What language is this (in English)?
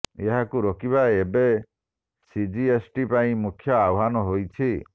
Odia